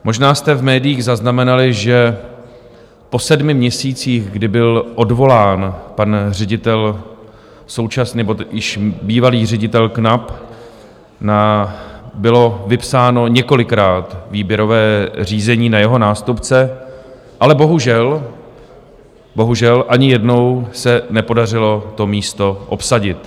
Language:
Czech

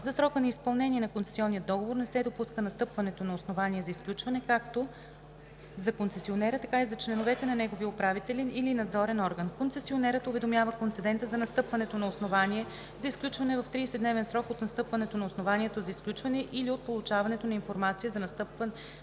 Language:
Bulgarian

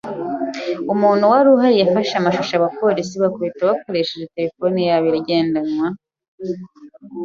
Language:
Kinyarwanda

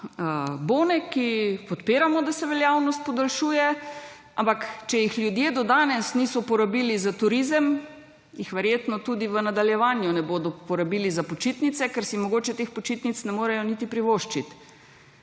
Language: Slovenian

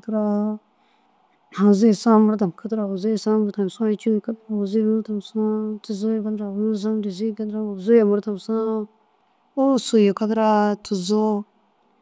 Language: Dazaga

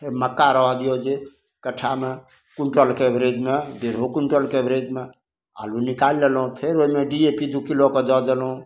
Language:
Maithili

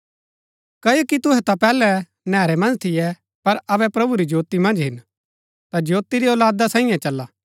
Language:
Gaddi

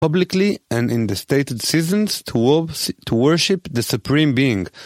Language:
Hebrew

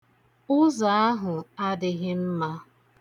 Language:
Igbo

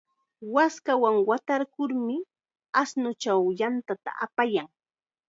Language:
Chiquián Ancash Quechua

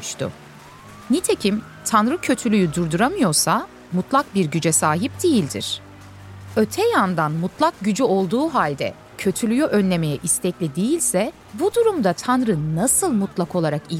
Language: Turkish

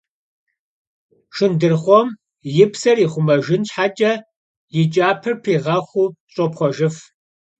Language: Kabardian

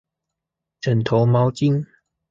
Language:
Chinese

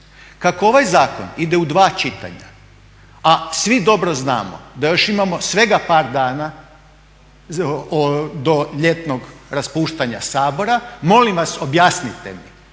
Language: Croatian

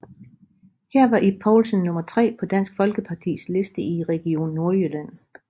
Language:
Danish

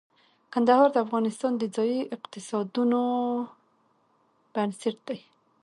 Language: Pashto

